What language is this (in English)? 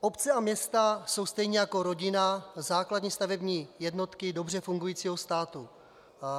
Czech